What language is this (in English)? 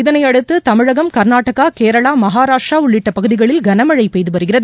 Tamil